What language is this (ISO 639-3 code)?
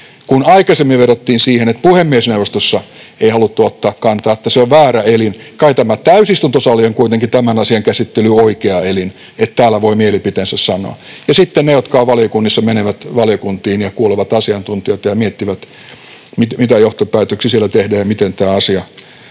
fin